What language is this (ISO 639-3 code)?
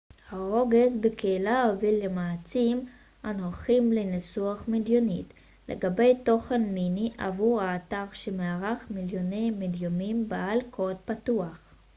heb